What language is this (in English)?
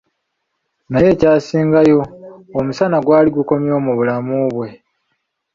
Ganda